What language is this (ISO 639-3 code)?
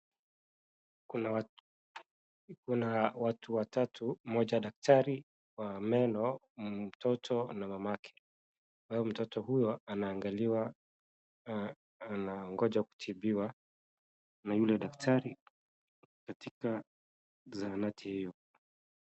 swa